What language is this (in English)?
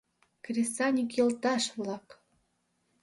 Mari